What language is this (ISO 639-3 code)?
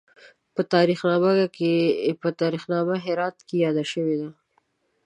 pus